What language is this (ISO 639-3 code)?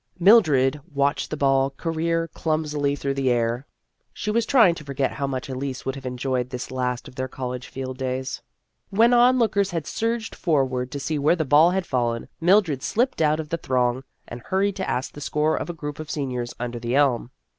eng